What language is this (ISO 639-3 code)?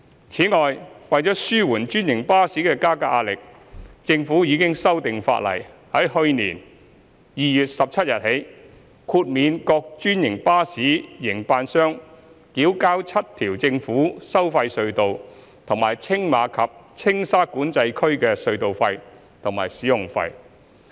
yue